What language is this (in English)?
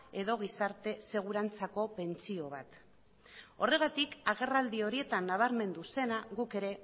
Basque